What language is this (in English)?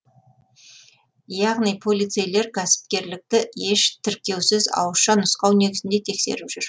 Kazakh